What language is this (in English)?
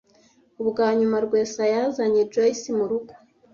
Kinyarwanda